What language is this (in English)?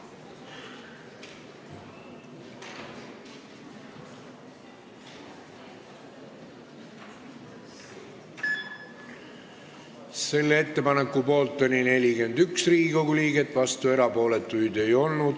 Estonian